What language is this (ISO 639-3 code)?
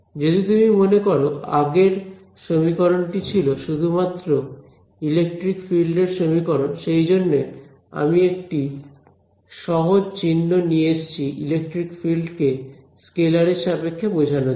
ben